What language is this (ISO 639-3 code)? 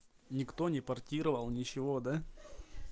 rus